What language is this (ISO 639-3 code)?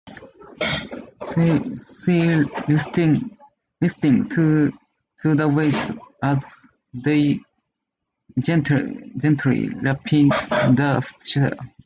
jpn